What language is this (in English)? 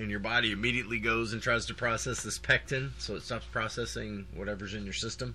English